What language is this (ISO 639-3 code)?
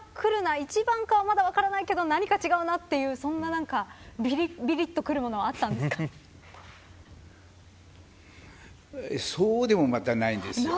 jpn